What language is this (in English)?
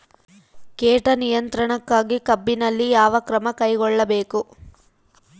Kannada